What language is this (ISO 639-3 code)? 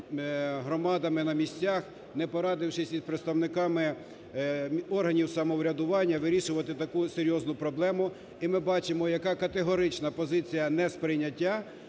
ukr